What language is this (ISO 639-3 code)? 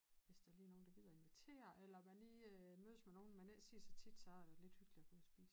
dan